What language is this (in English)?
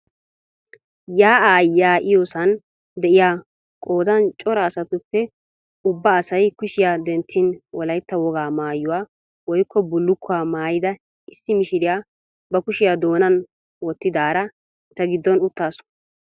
Wolaytta